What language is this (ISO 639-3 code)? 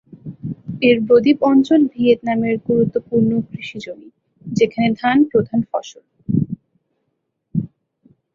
ben